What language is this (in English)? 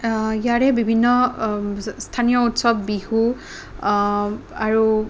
Assamese